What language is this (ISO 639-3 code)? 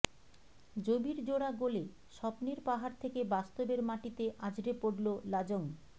ben